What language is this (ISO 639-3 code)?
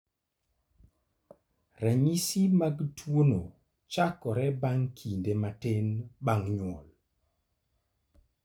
luo